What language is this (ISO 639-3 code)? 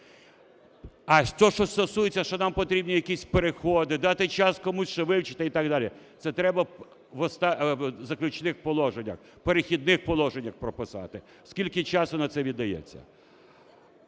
ukr